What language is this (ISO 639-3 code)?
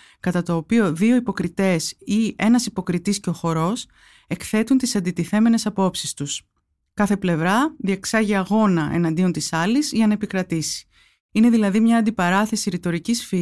ell